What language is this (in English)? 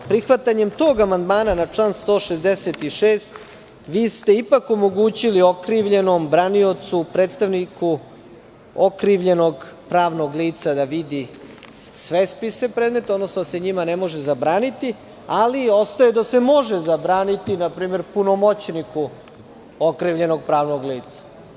Serbian